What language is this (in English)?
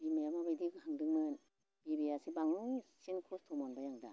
Bodo